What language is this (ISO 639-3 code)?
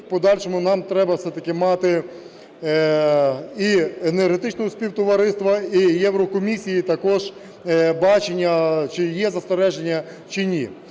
ukr